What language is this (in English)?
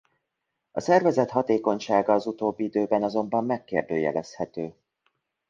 Hungarian